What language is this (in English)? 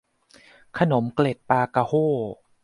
Thai